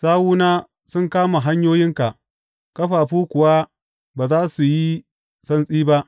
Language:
Hausa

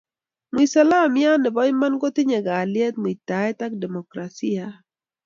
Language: Kalenjin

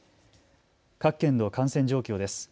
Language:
Japanese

